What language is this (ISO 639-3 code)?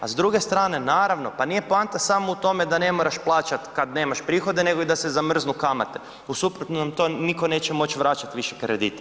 hrv